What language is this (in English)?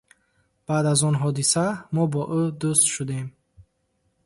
Tajik